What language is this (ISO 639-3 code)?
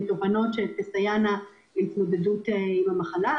heb